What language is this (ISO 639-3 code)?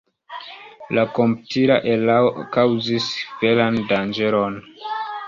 epo